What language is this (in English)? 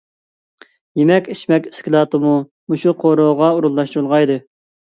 Uyghur